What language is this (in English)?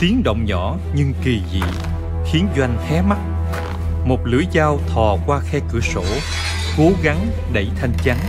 Vietnamese